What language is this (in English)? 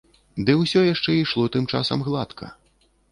Belarusian